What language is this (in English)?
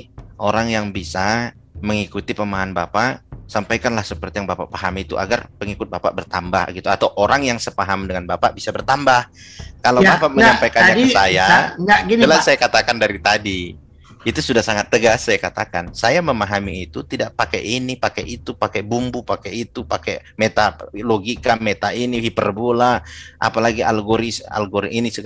Indonesian